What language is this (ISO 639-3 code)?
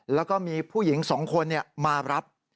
tha